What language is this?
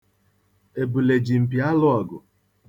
Igbo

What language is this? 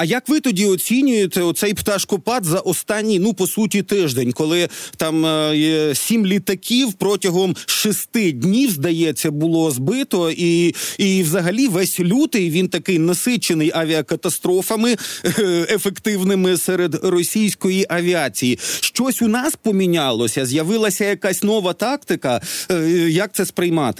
Ukrainian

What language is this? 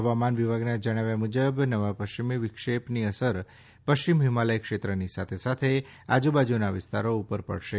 Gujarati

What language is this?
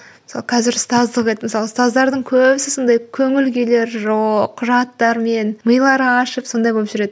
Kazakh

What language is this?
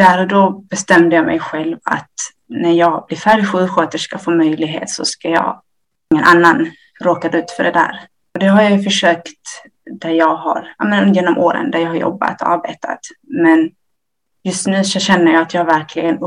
Swedish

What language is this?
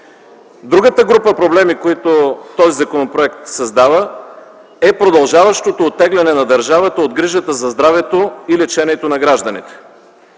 Bulgarian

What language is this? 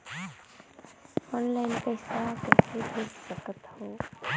Chhattisgarhi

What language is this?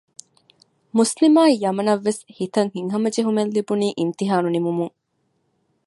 Divehi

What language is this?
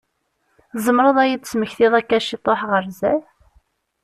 Kabyle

